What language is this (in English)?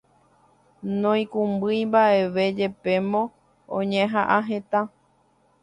Guarani